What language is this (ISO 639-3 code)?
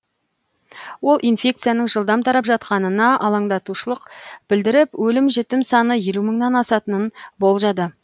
kaz